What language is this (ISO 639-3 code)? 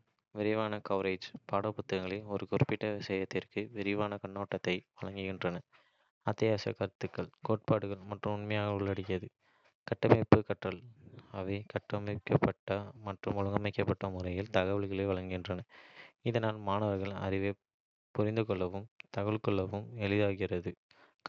kfe